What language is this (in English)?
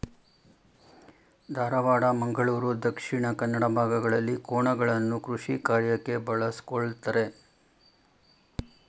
Kannada